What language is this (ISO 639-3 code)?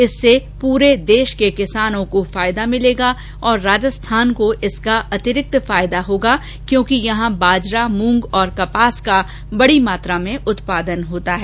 hin